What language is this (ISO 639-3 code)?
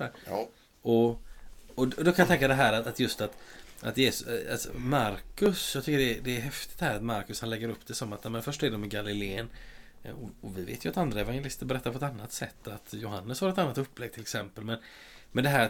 swe